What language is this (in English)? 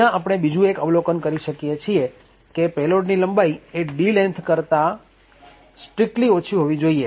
Gujarati